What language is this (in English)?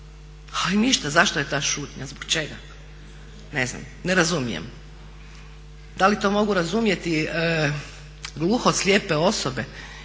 Croatian